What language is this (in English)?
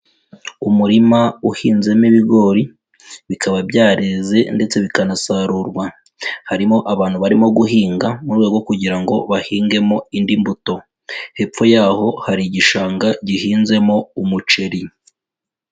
Kinyarwanda